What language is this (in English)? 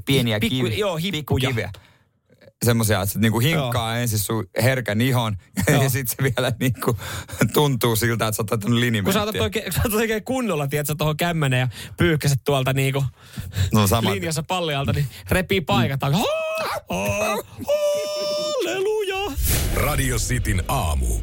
Finnish